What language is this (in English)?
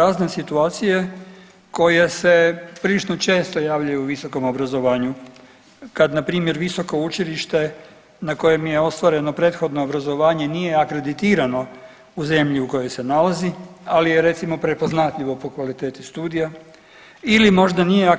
Croatian